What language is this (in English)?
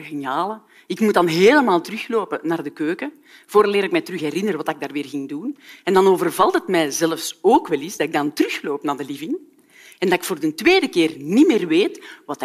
Dutch